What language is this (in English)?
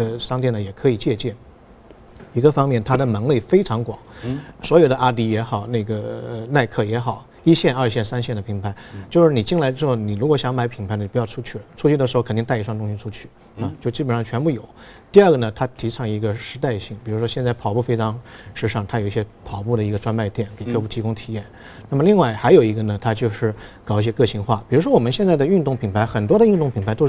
Chinese